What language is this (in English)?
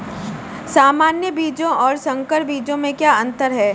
Hindi